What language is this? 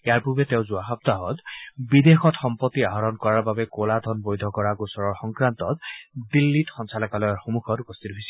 Assamese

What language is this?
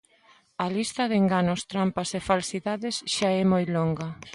Galician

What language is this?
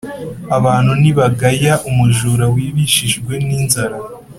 Kinyarwanda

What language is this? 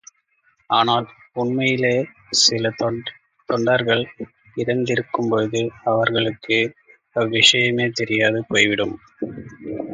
Tamil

